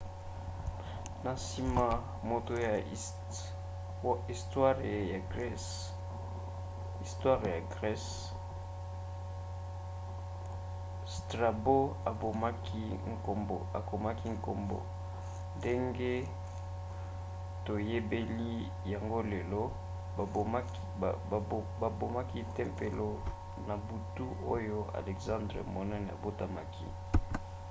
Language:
Lingala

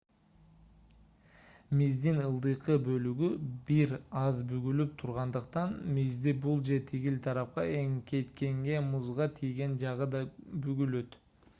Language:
Kyrgyz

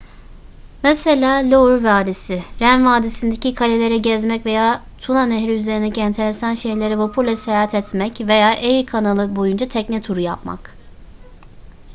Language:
Turkish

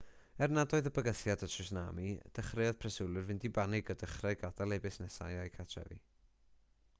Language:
Welsh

